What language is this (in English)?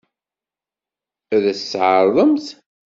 Kabyle